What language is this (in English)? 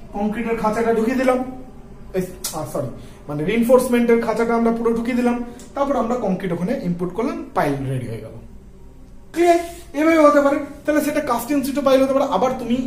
Hindi